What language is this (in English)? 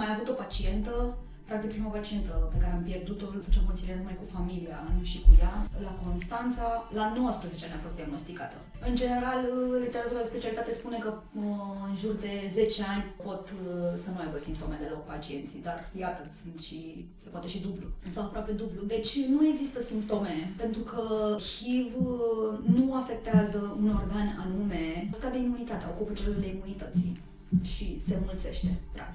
Romanian